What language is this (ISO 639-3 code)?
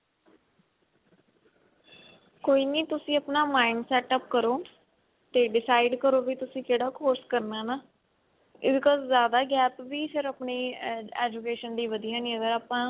pan